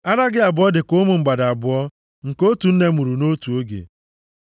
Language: Igbo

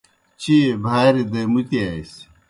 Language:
Kohistani Shina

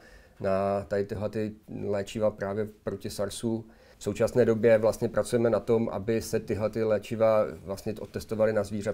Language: Czech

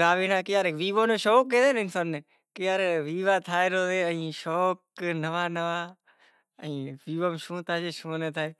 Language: Kachi Koli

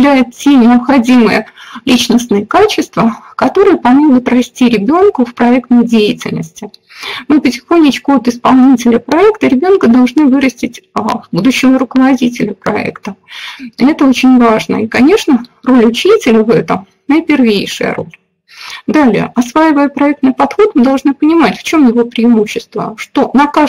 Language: Russian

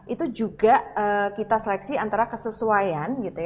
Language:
Indonesian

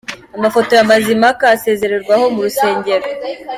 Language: Kinyarwanda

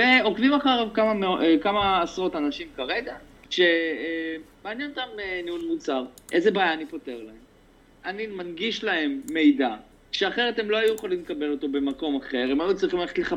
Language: Hebrew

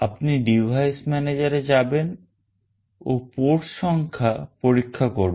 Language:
Bangla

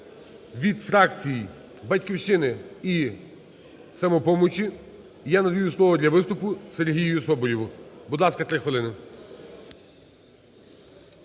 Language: Ukrainian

